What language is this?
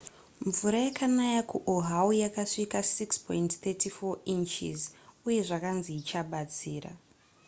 Shona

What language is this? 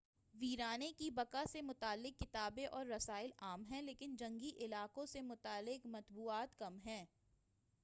Urdu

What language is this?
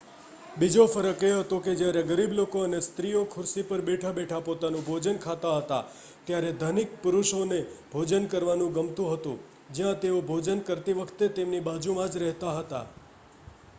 Gujarati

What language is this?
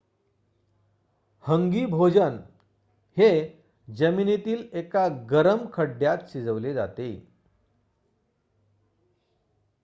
Marathi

